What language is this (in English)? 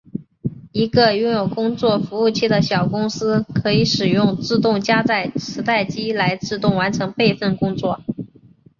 Chinese